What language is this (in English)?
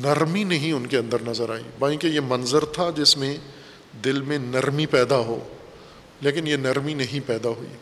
Urdu